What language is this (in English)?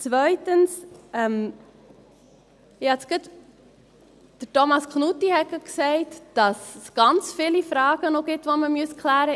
Swiss German